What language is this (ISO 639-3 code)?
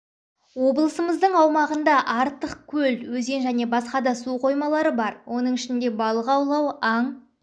kaz